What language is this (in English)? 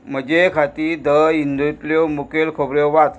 Konkani